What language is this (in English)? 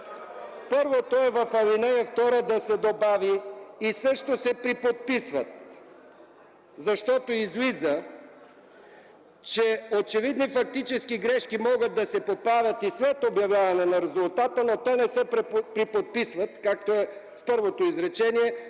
Bulgarian